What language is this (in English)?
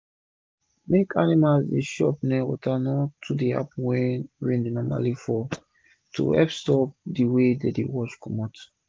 Nigerian Pidgin